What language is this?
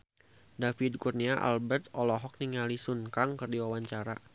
Sundanese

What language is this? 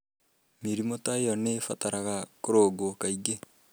Kikuyu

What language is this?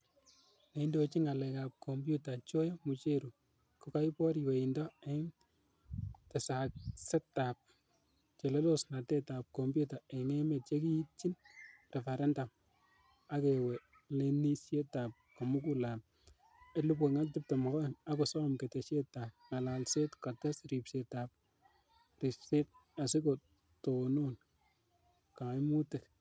Kalenjin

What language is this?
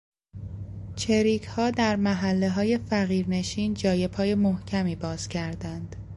Persian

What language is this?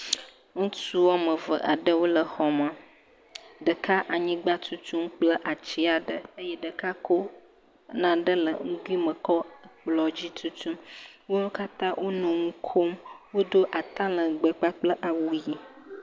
Ewe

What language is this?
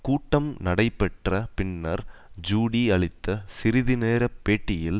Tamil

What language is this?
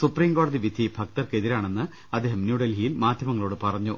Malayalam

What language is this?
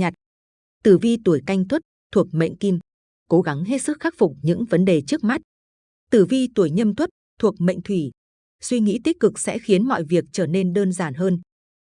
Vietnamese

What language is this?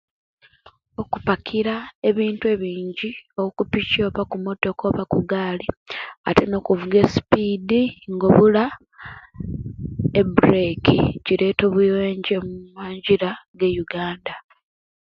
Kenyi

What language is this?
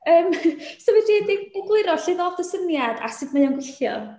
Welsh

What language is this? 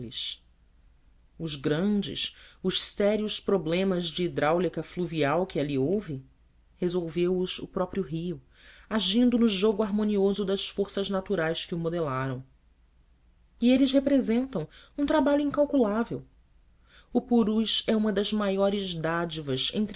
Portuguese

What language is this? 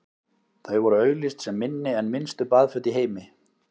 Icelandic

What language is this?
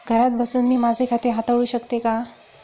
Marathi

